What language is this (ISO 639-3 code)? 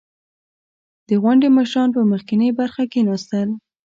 pus